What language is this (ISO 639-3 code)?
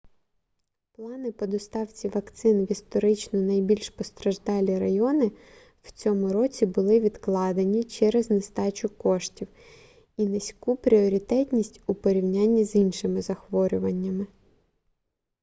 ukr